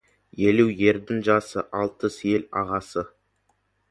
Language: Kazakh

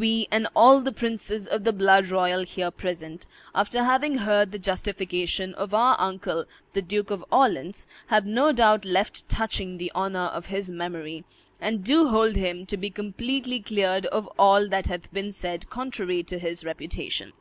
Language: English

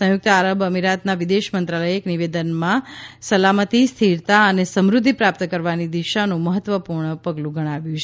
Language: Gujarati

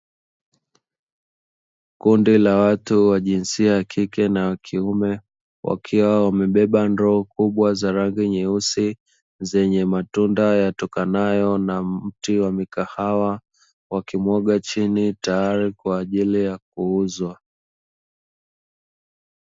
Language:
Swahili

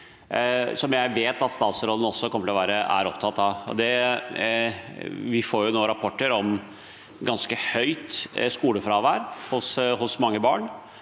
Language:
Norwegian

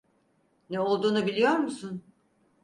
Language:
Turkish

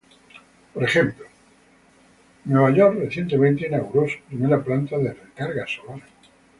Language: Spanish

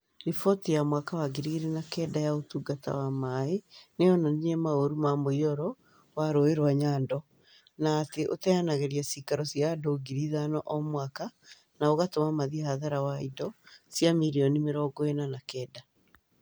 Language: Kikuyu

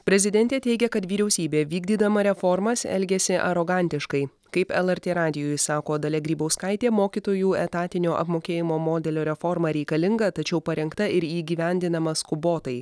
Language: Lithuanian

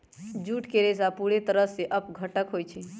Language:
Magahi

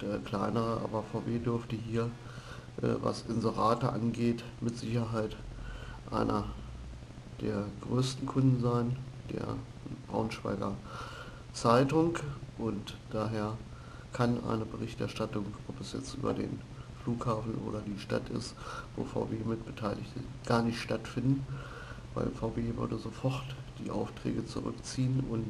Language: German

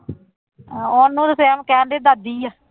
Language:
Punjabi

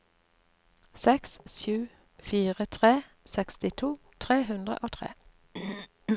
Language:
Norwegian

